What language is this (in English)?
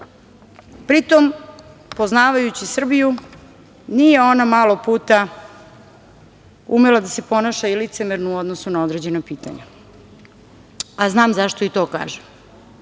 Serbian